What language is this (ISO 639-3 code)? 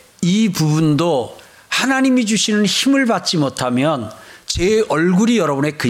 kor